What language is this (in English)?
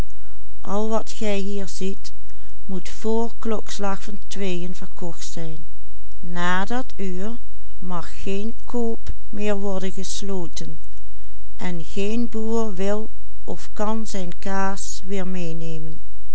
Dutch